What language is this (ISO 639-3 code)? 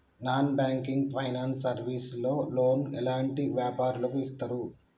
tel